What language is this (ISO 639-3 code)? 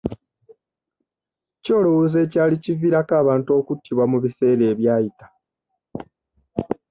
lug